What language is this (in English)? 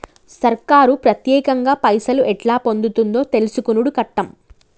Telugu